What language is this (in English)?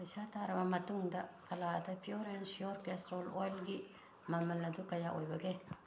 Manipuri